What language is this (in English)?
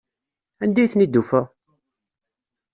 Kabyle